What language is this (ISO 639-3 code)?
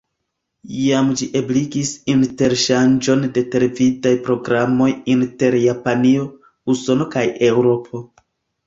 epo